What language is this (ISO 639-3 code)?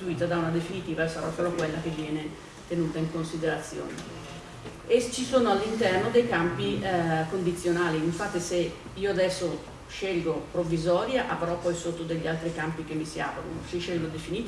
ita